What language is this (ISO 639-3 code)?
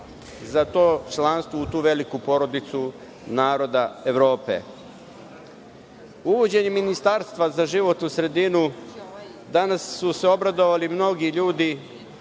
srp